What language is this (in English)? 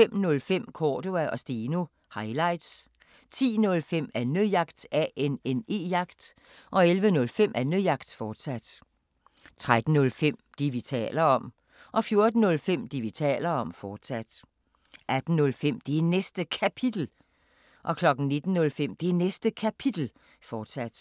Danish